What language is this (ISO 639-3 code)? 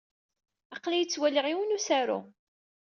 kab